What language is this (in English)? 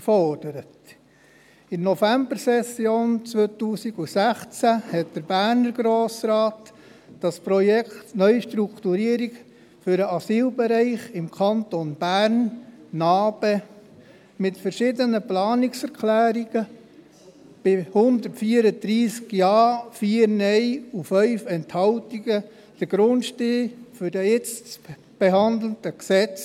Swiss German